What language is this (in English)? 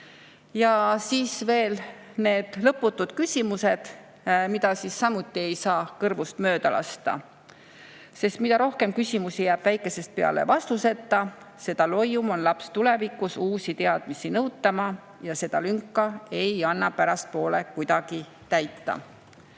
Estonian